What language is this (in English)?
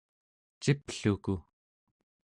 Central Yupik